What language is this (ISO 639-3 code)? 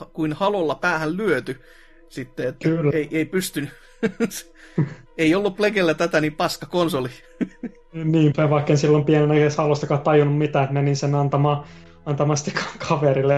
fin